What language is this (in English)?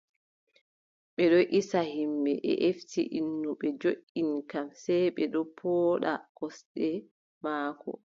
Adamawa Fulfulde